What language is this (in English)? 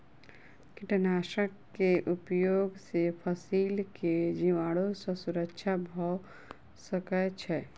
Maithili